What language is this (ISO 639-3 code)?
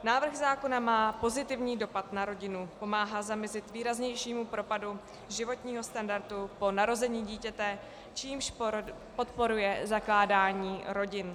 ces